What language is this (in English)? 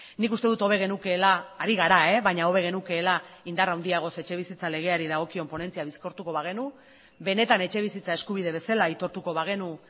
Basque